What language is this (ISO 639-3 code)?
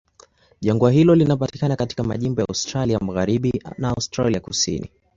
swa